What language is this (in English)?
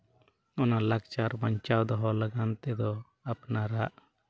Santali